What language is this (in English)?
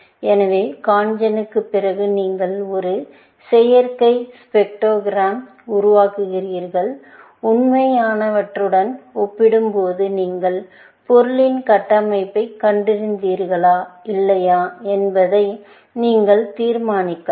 Tamil